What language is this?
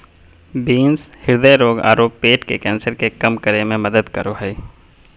Magahi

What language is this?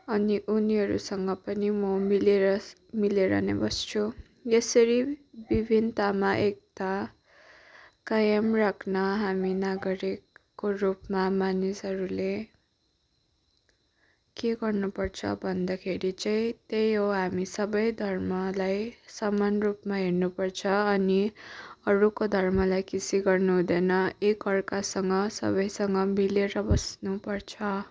Nepali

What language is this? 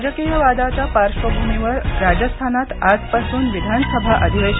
Marathi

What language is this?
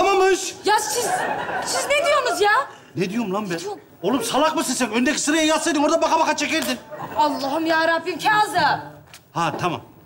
Turkish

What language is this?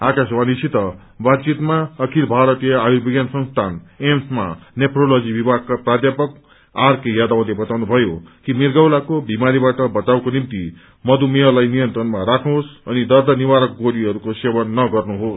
Nepali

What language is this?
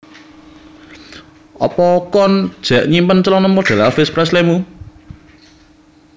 Javanese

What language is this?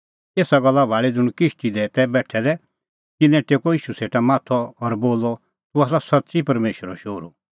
Kullu Pahari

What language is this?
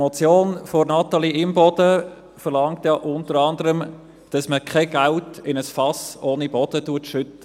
Swiss German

